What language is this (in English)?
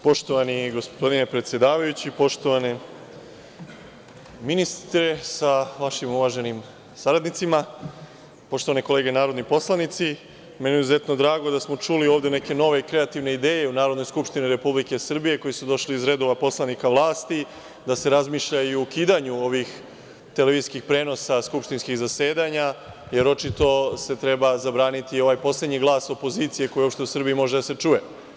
Serbian